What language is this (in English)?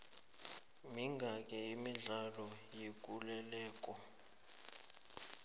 South Ndebele